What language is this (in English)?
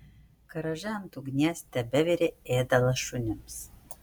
Lithuanian